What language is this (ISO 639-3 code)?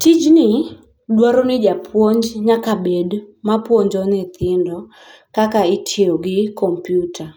luo